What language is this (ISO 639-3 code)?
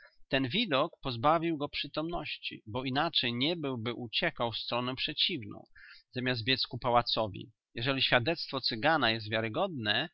pol